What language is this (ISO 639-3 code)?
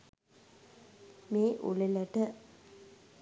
sin